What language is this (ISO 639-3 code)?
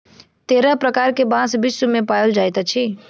mai